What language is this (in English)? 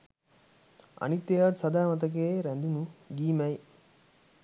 Sinhala